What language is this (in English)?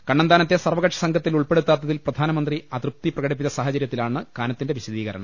Malayalam